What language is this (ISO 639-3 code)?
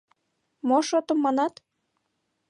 chm